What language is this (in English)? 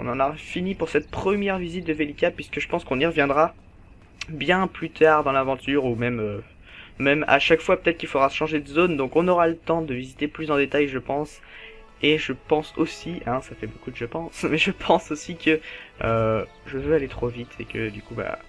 French